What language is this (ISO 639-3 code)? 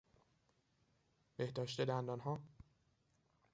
fas